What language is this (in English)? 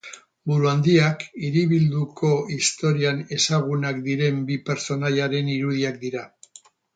Basque